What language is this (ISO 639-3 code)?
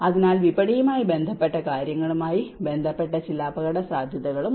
mal